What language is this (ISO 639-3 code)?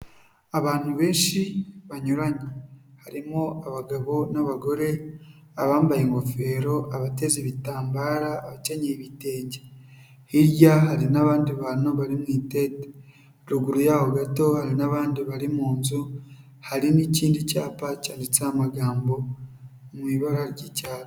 kin